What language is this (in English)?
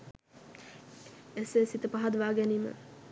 Sinhala